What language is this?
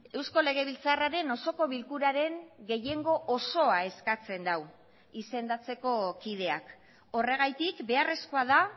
Basque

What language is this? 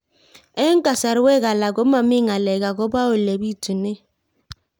Kalenjin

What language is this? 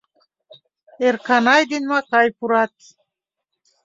Mari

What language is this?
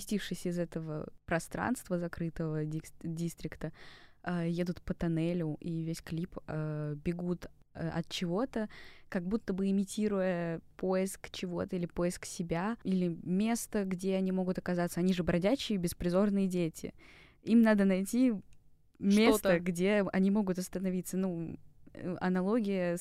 Russian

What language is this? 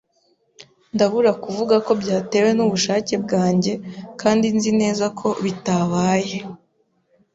Kinyarwanda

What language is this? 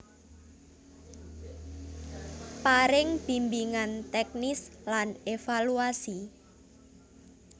Javanese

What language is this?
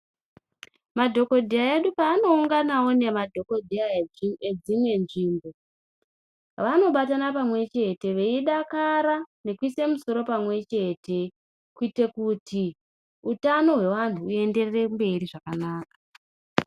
Ndau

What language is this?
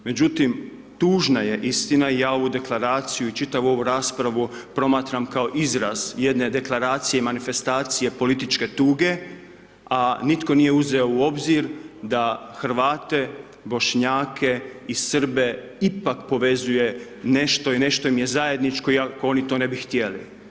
Croatian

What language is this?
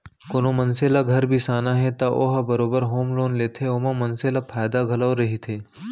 Chhattisgarhi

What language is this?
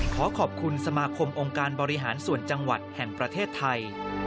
Thai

